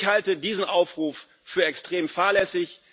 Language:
German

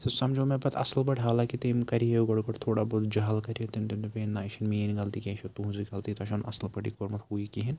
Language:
Kashmiri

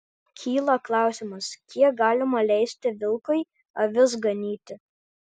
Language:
Lithuanian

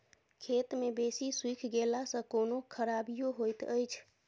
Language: Maithili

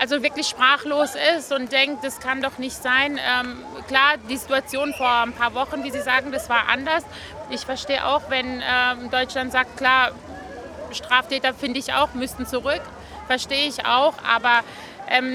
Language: German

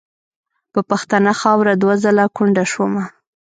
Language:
Pashto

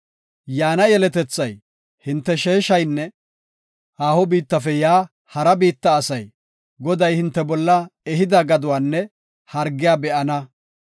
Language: Gofa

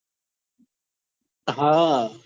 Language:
Gujarati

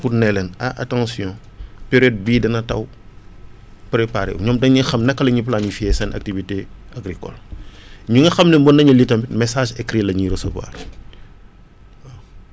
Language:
Wolof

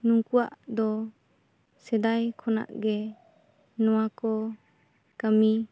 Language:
Santali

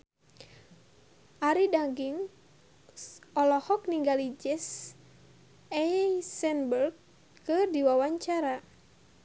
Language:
Sundanese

